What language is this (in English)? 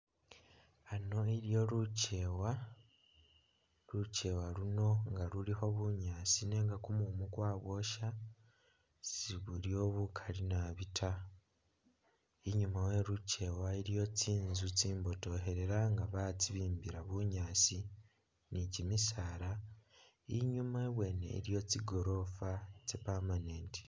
Masaaba